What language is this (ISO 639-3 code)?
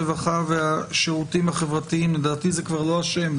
heb